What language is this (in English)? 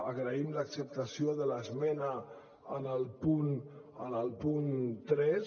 Catalan